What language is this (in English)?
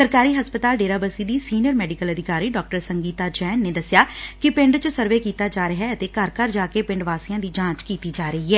Punjabi